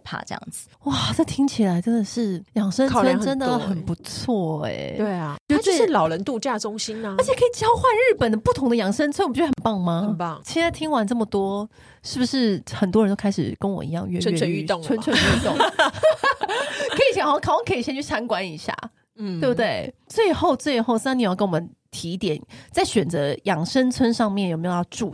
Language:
Chinese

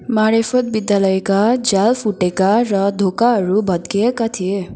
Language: Nepali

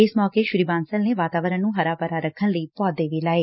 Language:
Punjabi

